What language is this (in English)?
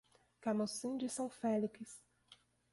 Portuguese